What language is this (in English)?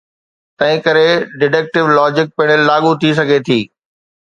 Sindhi